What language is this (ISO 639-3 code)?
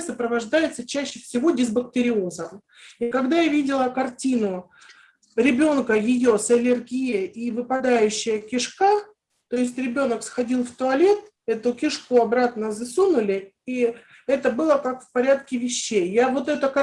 rus